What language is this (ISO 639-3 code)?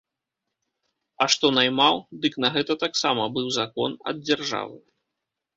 bel